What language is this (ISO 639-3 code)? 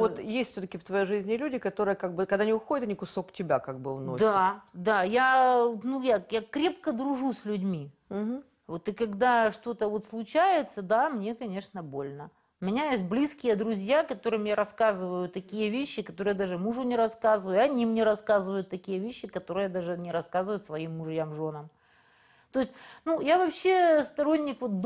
rus